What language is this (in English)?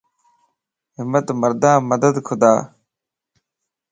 Lasi